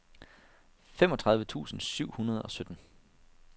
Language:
Danish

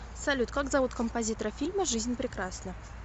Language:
Russian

